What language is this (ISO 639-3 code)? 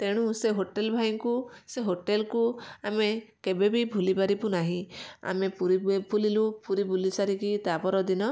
ori